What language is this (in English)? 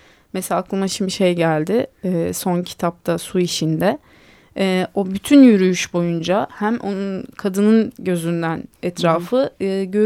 Turkish